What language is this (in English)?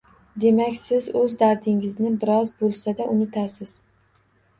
Uzbek